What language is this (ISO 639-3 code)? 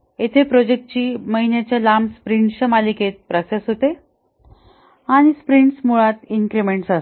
mar